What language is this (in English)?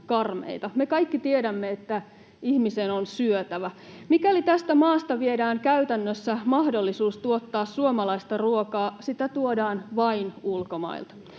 Finnish